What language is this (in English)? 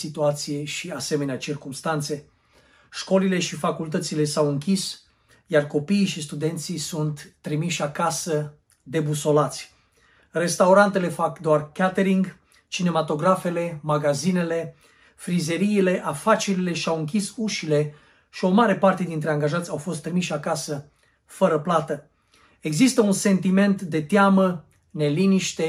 Romanian